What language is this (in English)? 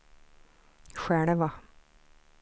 Swedish